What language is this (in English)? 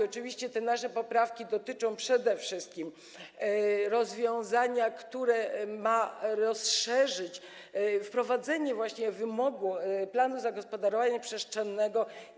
Polish